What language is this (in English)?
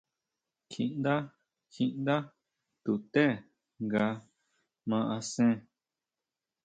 Huautla Mazatec